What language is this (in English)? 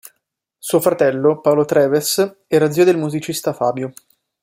Italian